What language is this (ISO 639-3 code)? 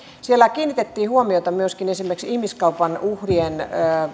fin